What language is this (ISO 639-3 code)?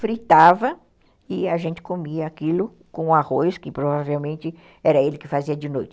por